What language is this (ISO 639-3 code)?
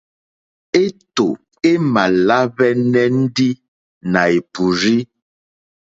bri